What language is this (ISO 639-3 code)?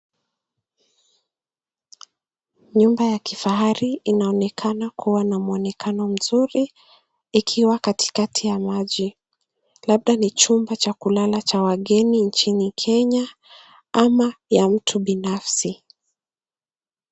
swa